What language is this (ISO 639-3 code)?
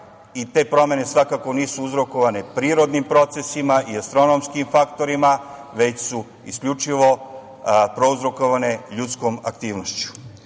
srp